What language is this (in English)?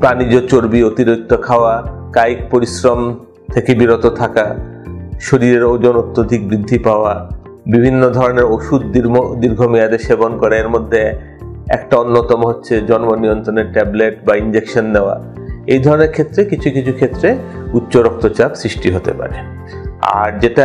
Dutch